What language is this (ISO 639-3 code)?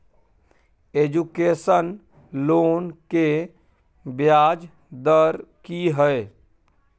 mai